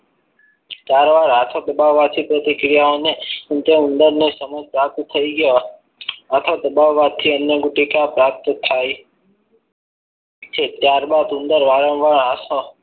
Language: Gujarati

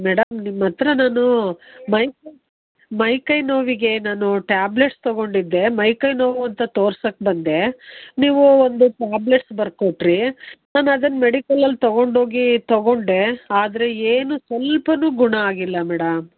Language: Kannada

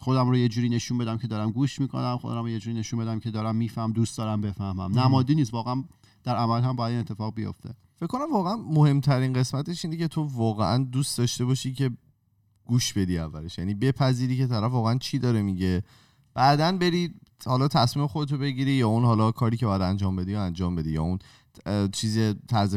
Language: Persian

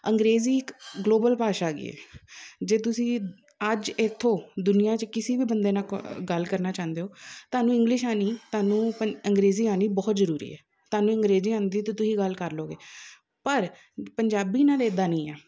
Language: Punjabi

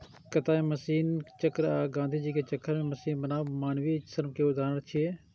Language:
Maithili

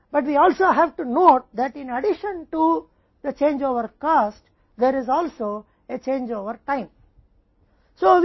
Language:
Hindi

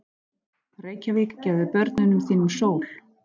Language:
Icelandic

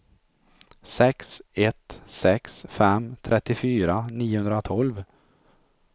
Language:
Swedish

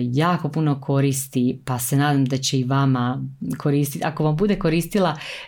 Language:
Croatian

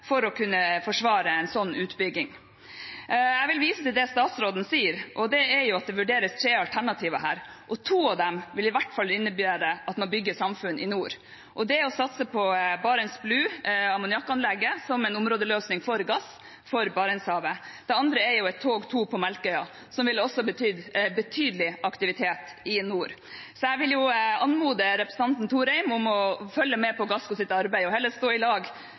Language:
Norwegian Bokmål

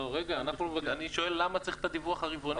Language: Hebrew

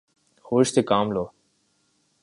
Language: Urdu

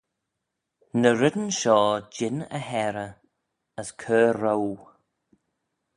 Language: Manx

